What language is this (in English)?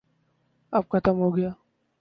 Urdu